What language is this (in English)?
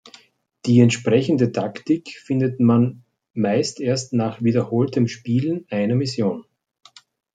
German